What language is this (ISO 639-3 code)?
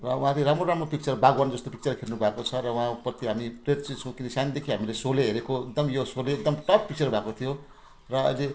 nep